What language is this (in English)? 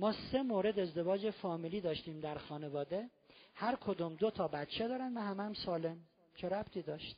Persian